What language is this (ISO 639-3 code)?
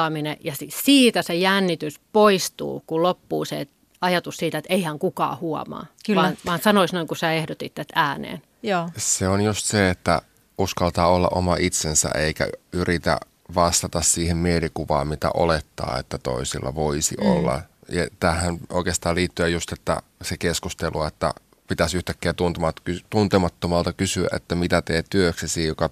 fin